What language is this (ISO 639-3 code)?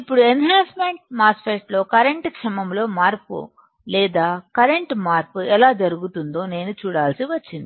tel